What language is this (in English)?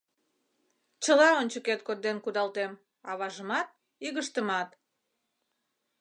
Mari